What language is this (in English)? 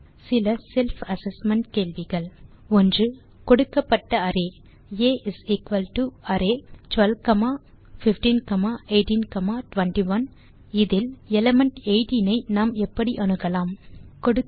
Tamil